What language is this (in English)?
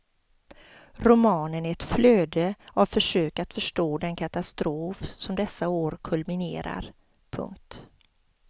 Swedish